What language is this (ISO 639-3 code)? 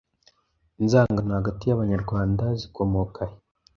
kin